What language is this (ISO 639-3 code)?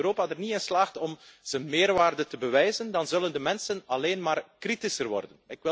nld